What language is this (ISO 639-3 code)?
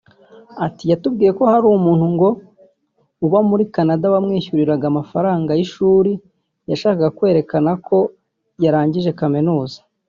kin